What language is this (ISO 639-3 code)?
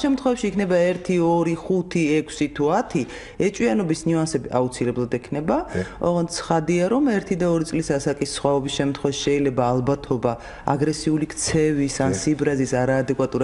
fas